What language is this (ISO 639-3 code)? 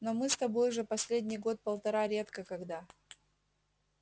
rus